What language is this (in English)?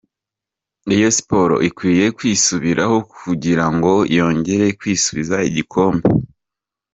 Kinyarwanda